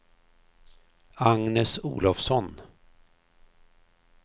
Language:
Swedish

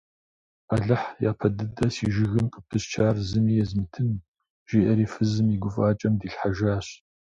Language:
Kabardian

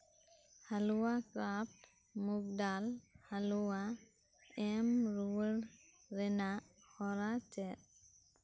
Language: Santali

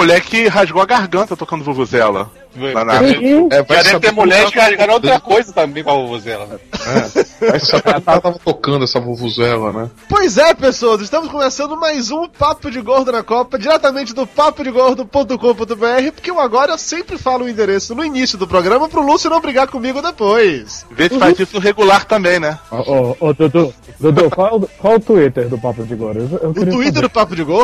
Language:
Portuguese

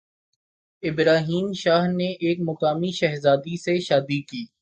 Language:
Urdu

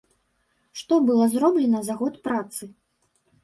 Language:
Belarusian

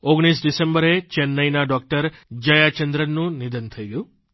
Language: Gujarati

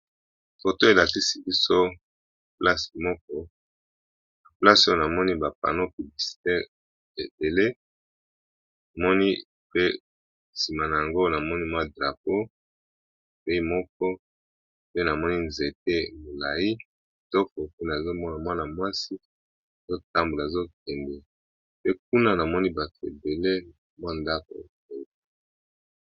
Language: Lingala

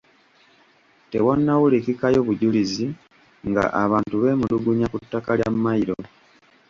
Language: Ganda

